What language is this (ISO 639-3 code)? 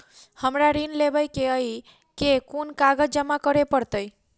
mai